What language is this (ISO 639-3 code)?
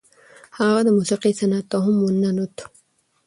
pus